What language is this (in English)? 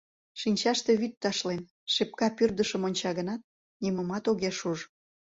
Mari